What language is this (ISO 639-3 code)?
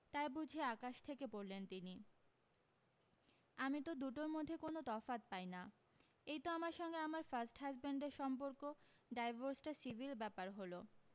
ben